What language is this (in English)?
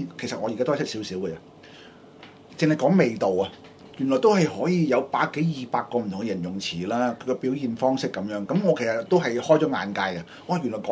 Chinese